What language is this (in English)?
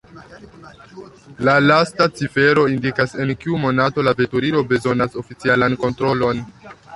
Esperanto